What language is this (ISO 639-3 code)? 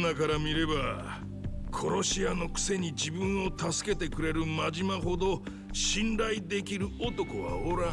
jpn